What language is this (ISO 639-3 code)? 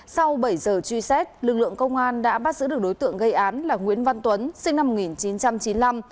vie